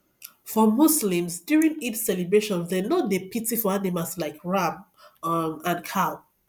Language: Nigerian Pidgin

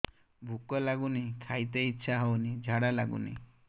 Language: Odia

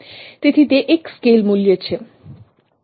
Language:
Gujarati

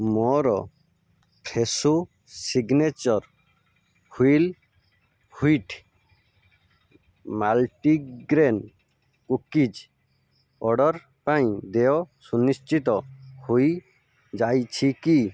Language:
Odia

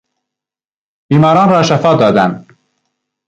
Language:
Persian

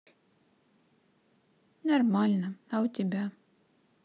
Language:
Russian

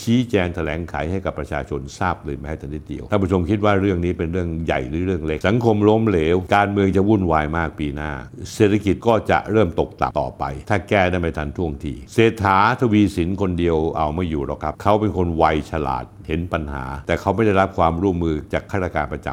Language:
Thai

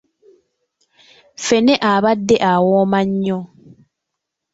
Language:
Ganda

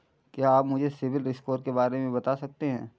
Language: Hindi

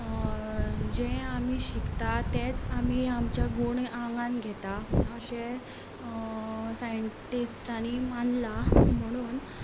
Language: Konkani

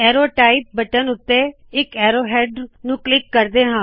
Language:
Punjabi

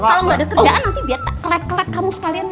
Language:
Indonesian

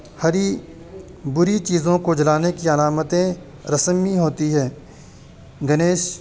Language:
Urdu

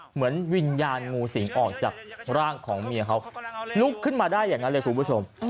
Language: Thai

